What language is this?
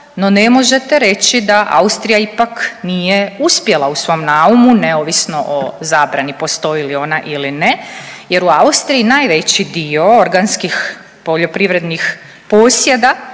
Croatian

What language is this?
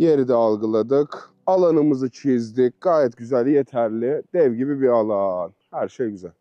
Turkish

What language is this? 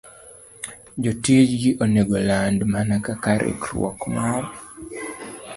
Luo (Kenya and Tanzania)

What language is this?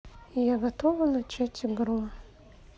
Russian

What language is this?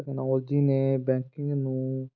Punjabi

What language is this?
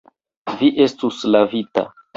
Esperanto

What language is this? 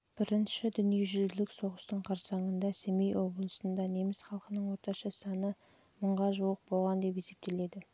Kazakh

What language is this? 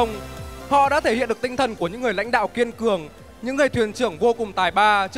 Vietnamese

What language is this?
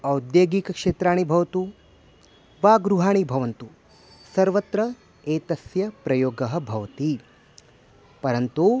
Sanskrit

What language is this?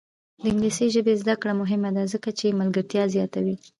Pashto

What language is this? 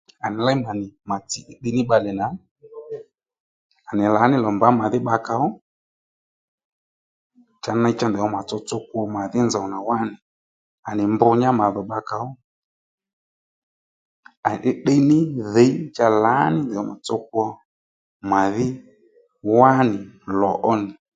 Lendu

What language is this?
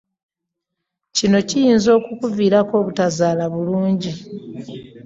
Ganda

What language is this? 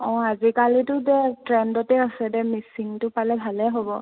Assamese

